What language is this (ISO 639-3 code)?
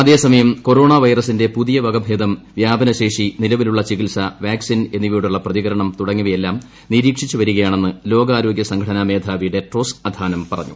mal